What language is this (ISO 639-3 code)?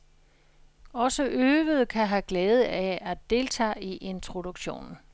dan